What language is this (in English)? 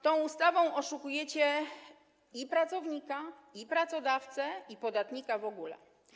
Polish